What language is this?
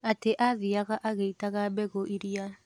Kikuyu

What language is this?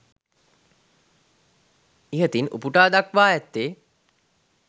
Sinhala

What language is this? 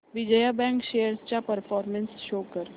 Marathi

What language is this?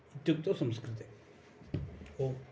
Sanskrit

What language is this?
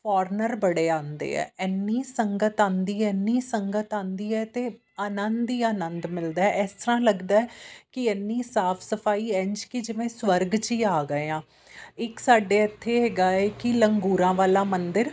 Punjabi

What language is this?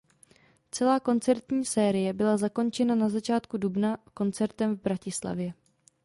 Czech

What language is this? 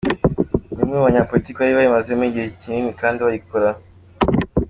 Kinyarwanda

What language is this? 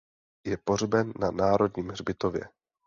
Czech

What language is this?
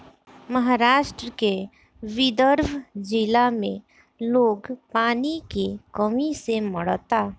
Bhojpuri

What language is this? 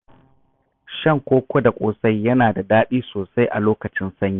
Hausa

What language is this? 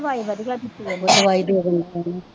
Punjabi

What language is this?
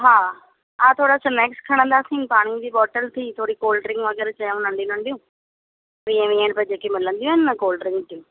Sindhi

